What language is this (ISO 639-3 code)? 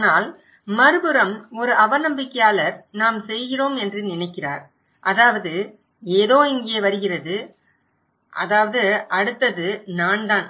tam